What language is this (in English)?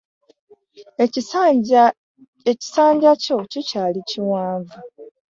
Ganda